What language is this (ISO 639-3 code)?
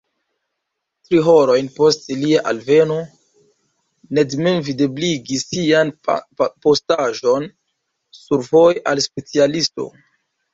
epo